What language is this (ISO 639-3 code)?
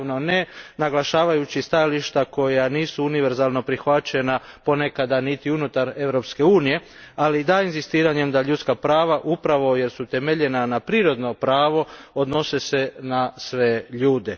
hrv